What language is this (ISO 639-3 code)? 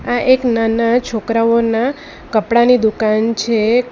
guj